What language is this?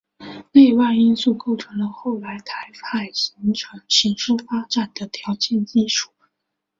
Chinese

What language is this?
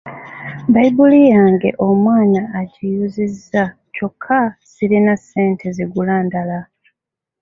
Ganda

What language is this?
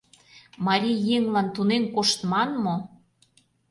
Mari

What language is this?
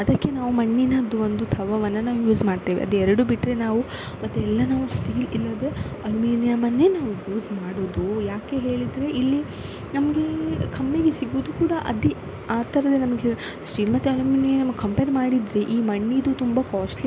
Kannada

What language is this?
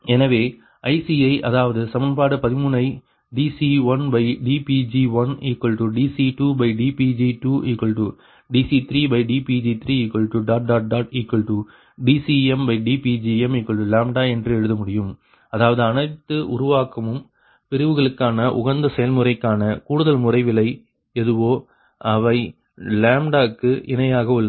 Tamil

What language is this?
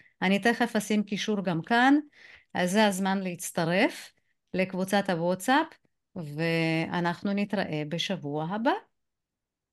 Hebrew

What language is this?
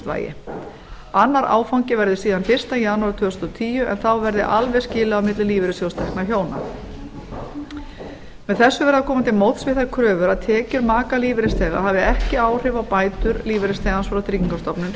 Icelandic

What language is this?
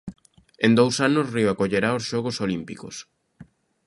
Galician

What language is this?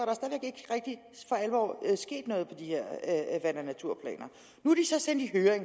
Danish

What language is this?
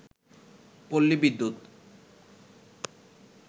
Bangla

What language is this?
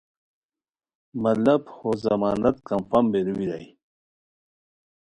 Khowar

